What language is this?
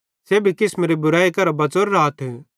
Bhadrawahi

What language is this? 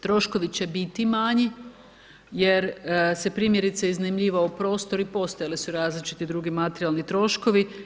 Croatian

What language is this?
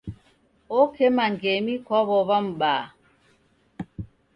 Taita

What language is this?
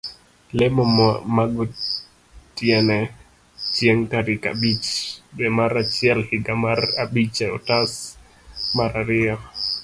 Luo (Kenya and Tanzania)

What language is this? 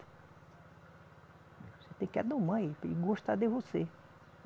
Portuguese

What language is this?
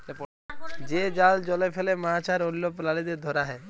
Bangla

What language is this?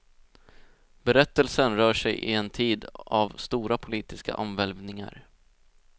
Swedish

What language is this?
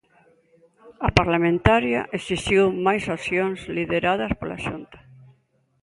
Galician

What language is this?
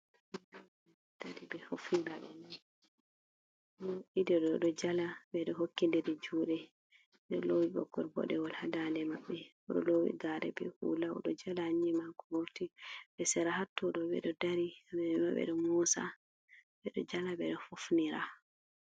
Fula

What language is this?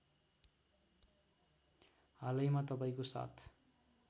Nepali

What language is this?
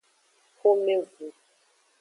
Aja (Benin)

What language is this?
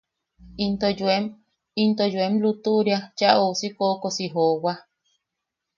Yaqui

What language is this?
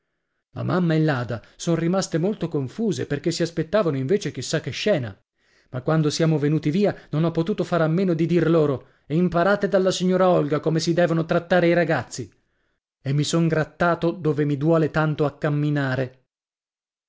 Italian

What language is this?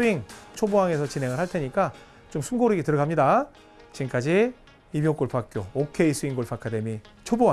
Korean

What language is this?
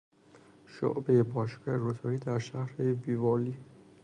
Persian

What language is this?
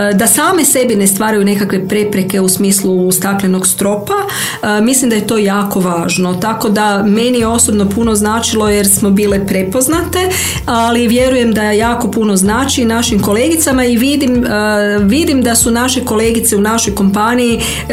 Croatian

